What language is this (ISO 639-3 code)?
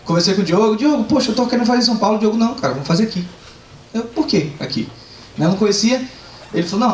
por